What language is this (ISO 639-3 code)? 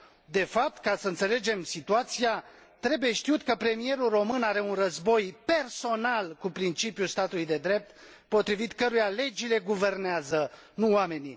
ron